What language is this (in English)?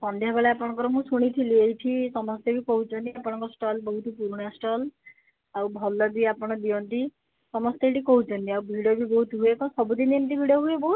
Odia